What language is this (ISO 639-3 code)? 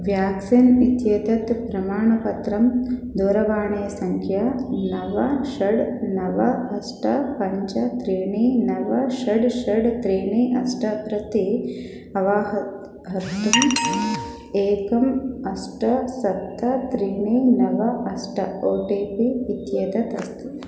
san